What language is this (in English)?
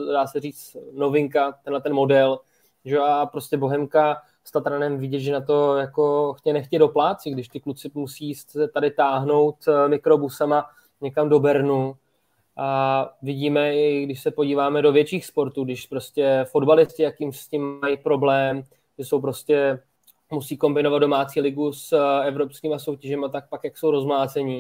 Czech